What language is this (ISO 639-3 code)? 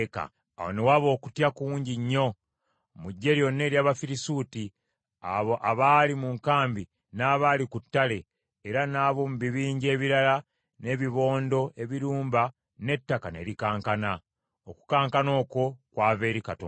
lug